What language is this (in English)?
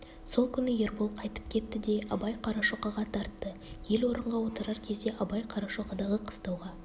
Kazakh